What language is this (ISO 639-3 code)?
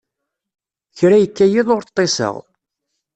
kab